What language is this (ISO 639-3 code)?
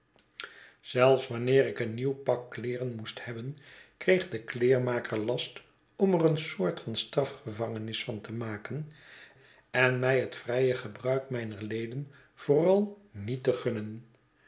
nld